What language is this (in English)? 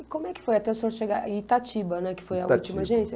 Portuguese